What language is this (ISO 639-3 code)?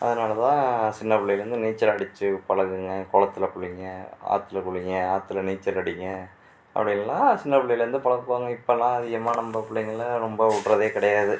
tam